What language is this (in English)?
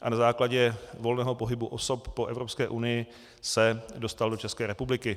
Czech